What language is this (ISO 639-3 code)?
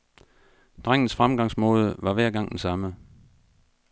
dan